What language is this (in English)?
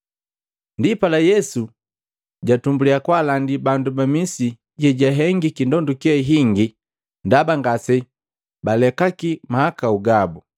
Matengo